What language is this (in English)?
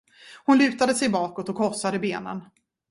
Swedish